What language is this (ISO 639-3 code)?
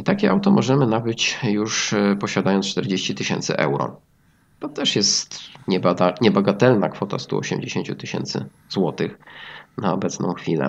pol